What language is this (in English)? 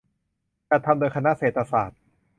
Thai